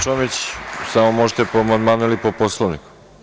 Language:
Serbian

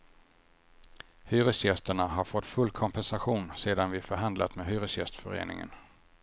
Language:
Swedish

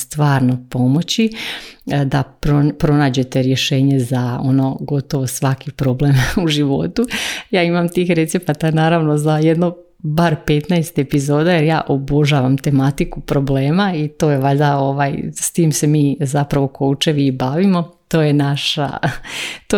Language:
Croatian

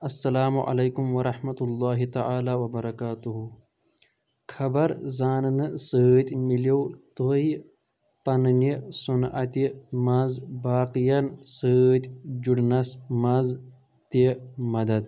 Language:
Kashmiri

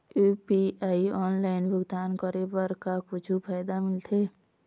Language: Chhattisgarhi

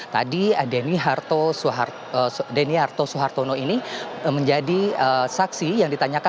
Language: Indonesian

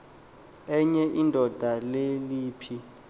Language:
Xhosa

